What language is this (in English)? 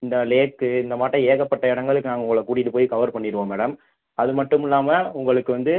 Tamil